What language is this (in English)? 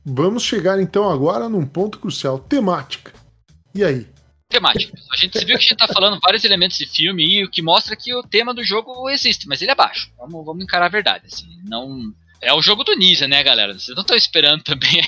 Portuguese